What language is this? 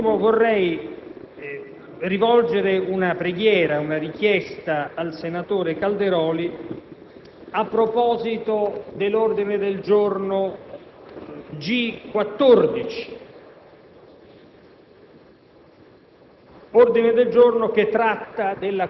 Italian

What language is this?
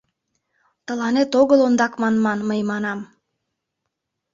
Mari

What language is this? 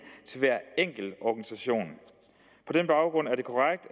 Danish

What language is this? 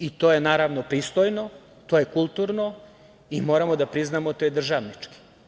Serbian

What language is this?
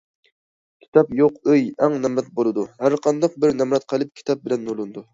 Uyghur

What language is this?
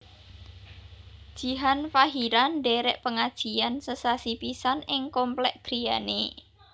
Javanese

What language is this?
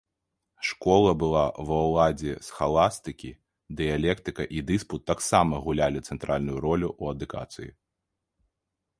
Belarusian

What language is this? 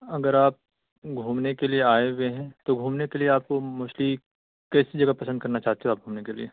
Urdu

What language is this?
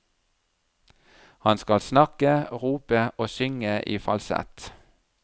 Norwegian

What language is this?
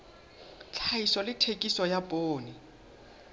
Southern Sotho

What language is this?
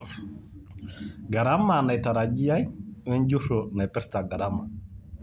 Masai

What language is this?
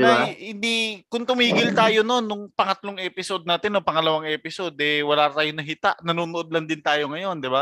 Filipino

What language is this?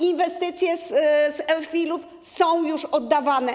Polish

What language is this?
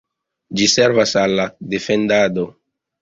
Esperanto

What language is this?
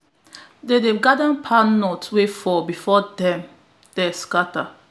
Nigerian Pidgin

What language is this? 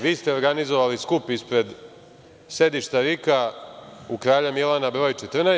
Serbian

